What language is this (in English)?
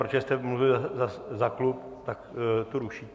Czech